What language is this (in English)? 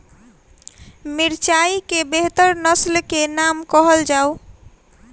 Maithili